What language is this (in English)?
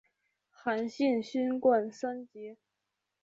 Chinese